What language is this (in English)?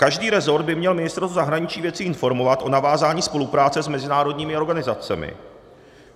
Czech